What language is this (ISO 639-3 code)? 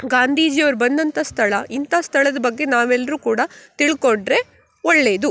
kan